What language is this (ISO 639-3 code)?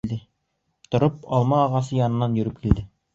bak